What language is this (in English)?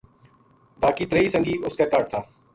Gujari